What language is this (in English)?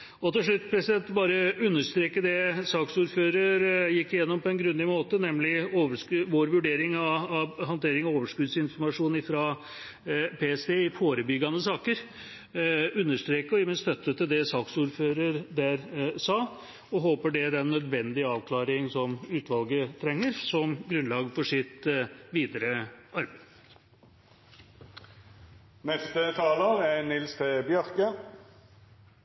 Norwegian